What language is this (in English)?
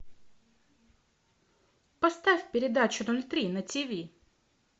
Russian